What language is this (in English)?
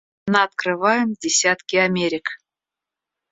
Russian